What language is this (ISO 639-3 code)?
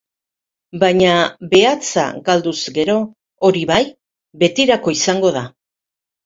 eus